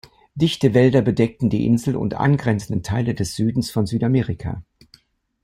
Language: German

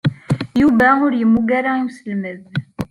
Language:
Kabyle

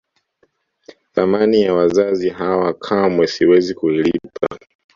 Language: Swahili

